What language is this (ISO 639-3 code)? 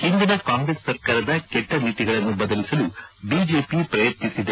kan